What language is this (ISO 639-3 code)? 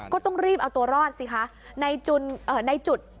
tha